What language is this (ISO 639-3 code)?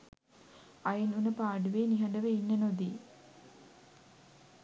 sin